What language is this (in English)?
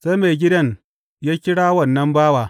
Hausa